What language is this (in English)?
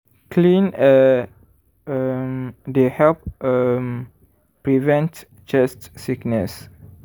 Nigerian Pidgin